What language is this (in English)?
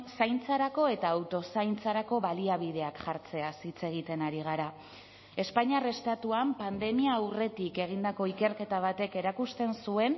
Basque